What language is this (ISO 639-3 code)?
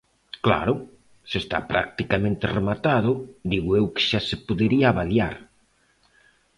glg